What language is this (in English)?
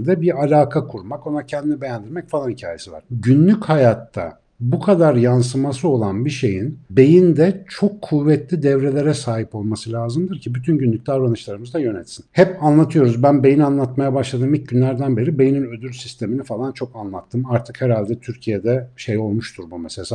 Turkish